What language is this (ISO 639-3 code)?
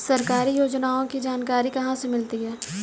hin